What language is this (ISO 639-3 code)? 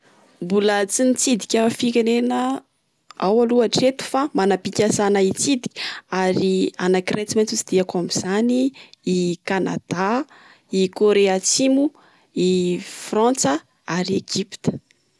mlg